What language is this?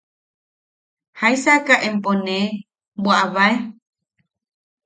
Yaqui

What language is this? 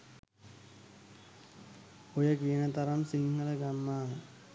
Sinhala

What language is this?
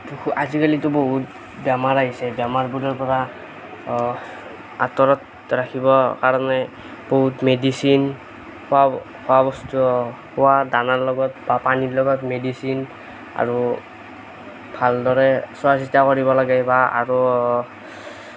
Assamese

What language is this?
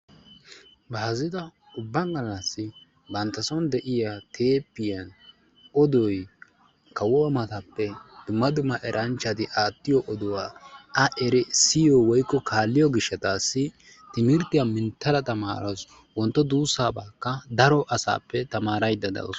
Wolaytta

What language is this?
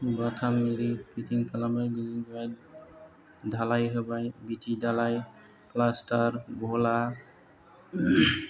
Bodo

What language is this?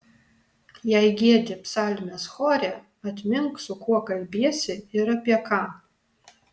Lithuanian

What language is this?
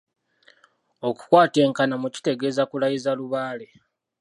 Ganda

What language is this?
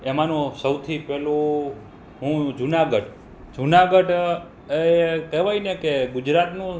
Gujarati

